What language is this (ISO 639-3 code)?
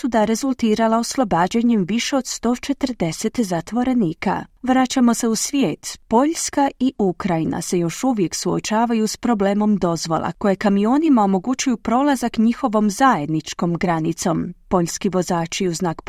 hrv